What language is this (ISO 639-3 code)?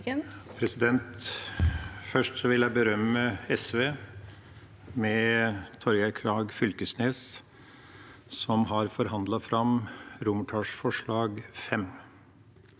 nor